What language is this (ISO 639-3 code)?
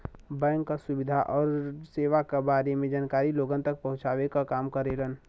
bho